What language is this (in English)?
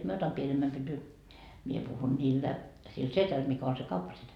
Finnish